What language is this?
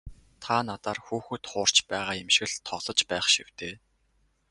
Mongolian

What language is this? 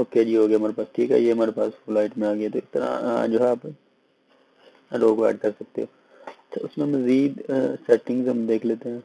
Hindi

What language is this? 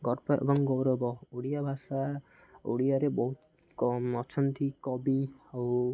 Odia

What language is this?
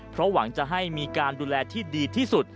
Thai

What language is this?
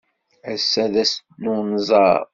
Kabyle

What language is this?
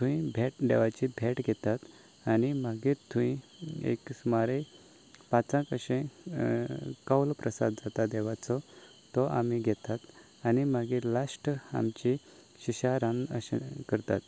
Konkani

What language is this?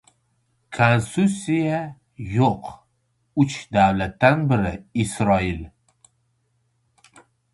Uzbek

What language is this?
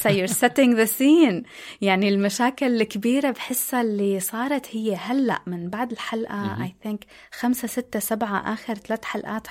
Arabic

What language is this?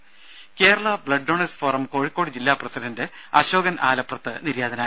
Malayalam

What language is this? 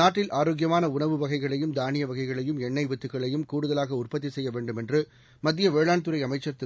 Tamil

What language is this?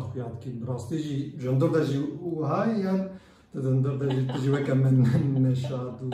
Turkish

